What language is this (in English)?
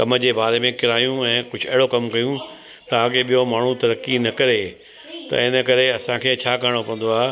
Sindhi